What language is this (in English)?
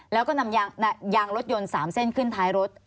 Thai